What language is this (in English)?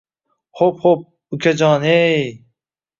Uzbek